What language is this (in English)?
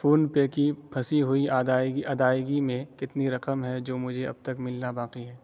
Urdu